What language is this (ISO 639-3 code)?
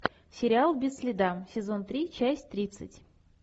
rus